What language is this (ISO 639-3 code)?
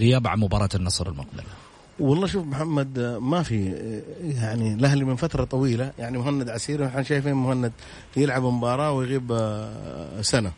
ara